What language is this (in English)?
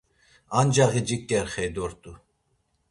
Laz